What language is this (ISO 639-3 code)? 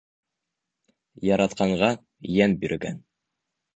bak